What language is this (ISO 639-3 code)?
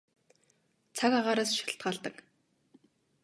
mon